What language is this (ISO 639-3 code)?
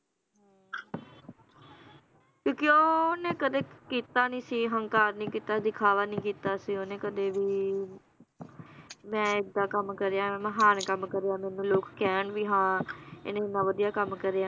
pan